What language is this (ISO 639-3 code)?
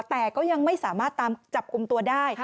tha